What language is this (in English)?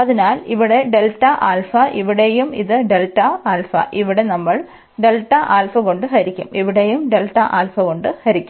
Malayalam